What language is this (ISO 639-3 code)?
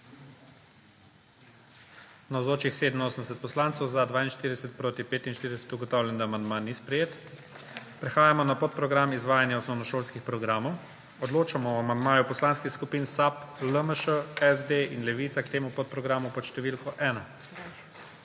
slv